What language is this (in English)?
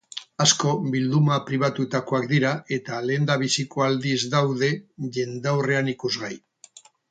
Basque